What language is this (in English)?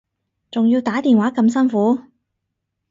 Cantonese